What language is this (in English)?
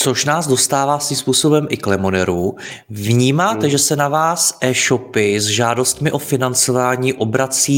Czech